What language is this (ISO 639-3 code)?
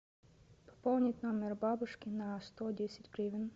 rus